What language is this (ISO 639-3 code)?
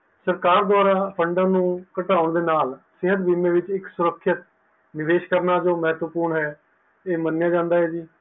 pan